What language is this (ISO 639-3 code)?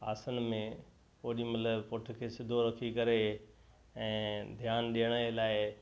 snd